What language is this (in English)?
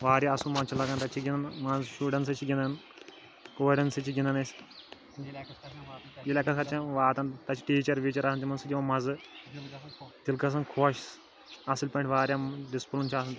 Kashmiri